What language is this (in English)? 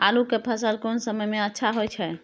Maithili